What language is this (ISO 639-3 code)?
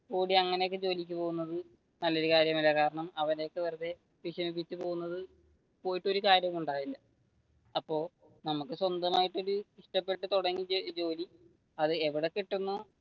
mal